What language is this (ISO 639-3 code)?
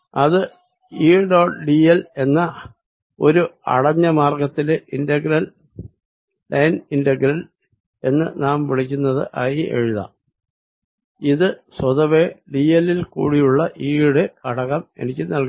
mal